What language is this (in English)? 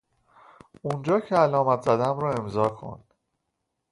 Persian